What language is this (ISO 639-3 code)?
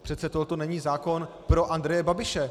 ces